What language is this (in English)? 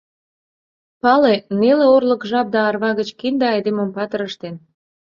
Mari